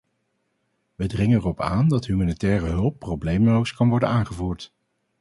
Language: Dutch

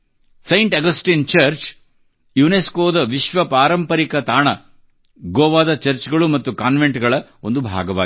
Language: Kannada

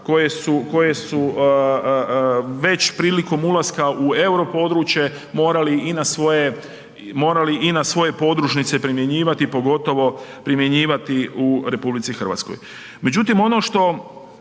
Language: Croatian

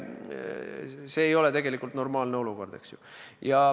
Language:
Estonian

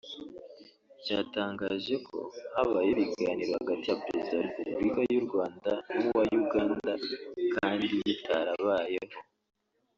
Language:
Kinyarwanda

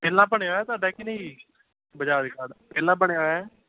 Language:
Punjabi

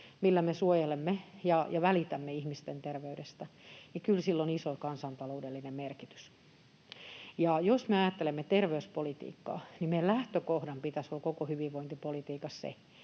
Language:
Finnish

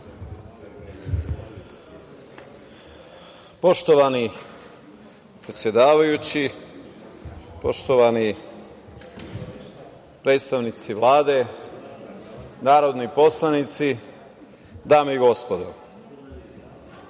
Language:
Serbian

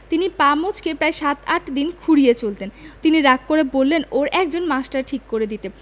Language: Bangla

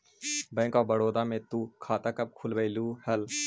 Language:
Magahi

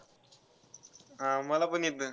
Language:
Marathi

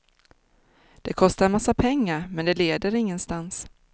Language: Swedish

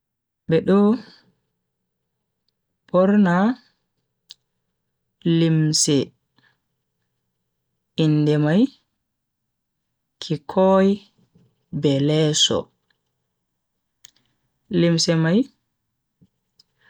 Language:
Bagirmi Fulfulde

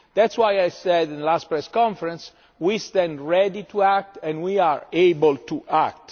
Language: English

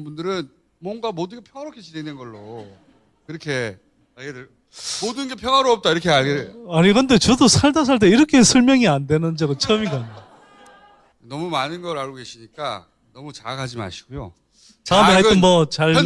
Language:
Korean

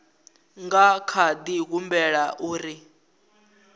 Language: Venda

